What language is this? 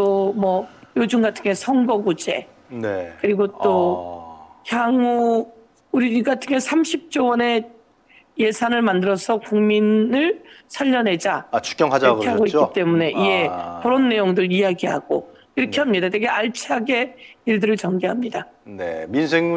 Korean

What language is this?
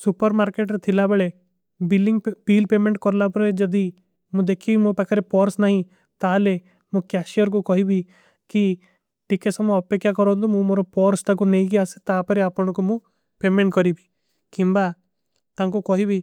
Kui (India)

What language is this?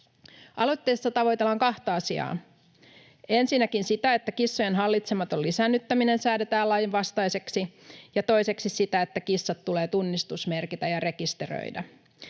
Finnish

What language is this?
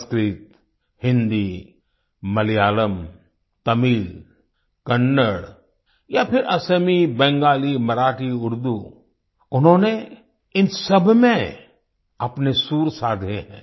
Hindi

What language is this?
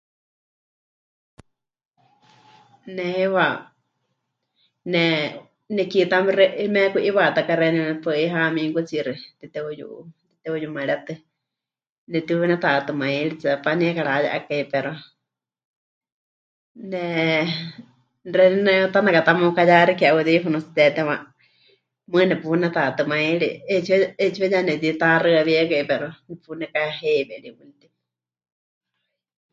Huichol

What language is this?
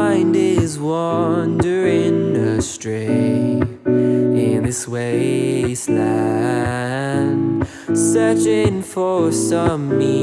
English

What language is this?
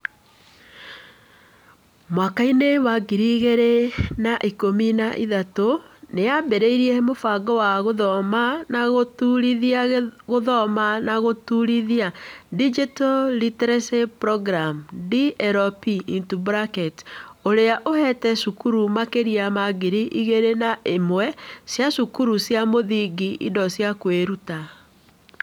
Kikuyu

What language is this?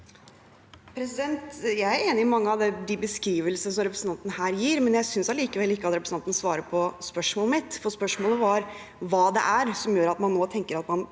Norwegian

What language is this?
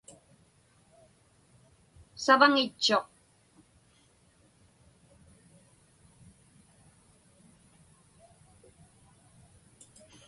Inupiaq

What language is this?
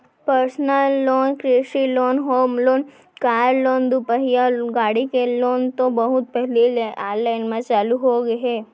Chhattisgarhi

